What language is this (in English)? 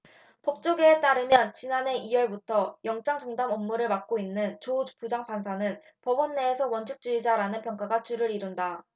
Korean